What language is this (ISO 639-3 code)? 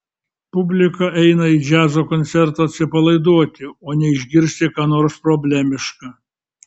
lit